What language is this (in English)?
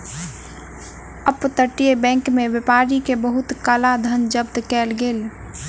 Maithili